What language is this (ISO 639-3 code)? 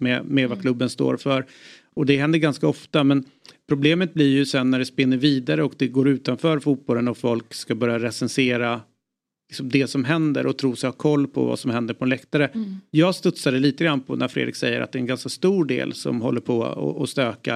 swe